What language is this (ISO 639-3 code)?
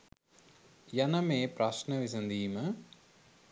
sin